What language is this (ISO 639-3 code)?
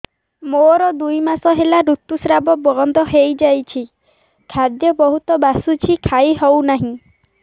ori